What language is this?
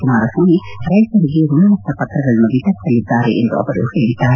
Kannada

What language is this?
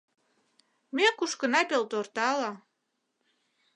Mari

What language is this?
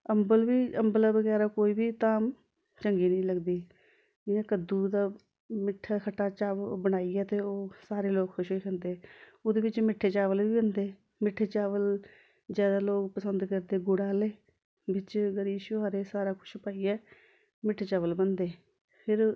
Dogri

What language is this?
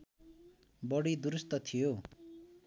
Nepali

